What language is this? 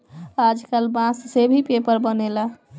Bhojpuri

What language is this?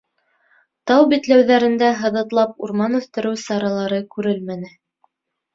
Bashkir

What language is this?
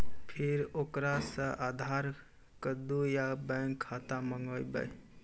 Maithili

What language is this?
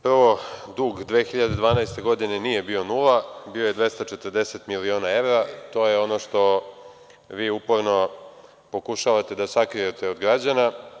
Serbian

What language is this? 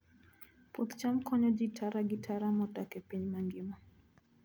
Luo (Kenya and Tanzania)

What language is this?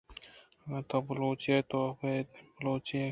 Eastern Balochi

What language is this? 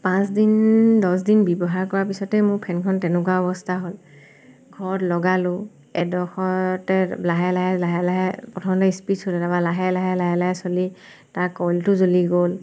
Assamese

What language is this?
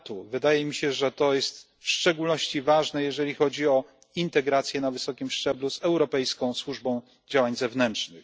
Polish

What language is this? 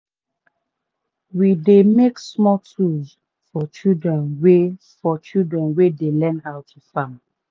Nigerian Pidgin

